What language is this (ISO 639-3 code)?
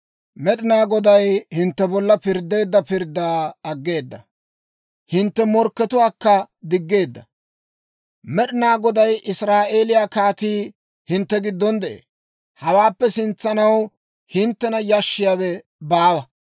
dwr